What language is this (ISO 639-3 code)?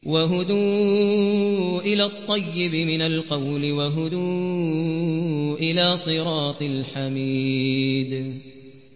ara